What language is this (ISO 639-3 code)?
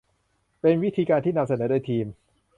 tha